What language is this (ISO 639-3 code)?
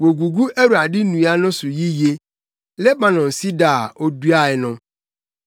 aka